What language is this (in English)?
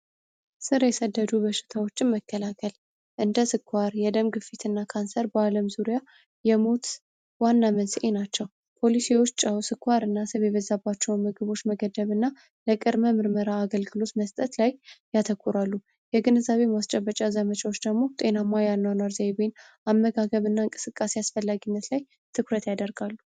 Amharic